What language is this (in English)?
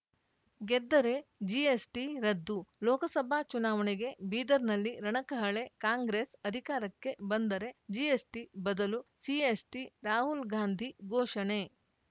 Kannada